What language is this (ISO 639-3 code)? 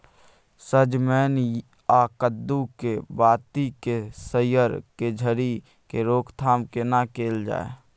mai